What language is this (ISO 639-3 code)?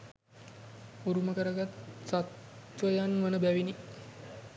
sin